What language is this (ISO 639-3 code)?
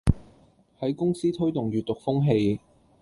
yue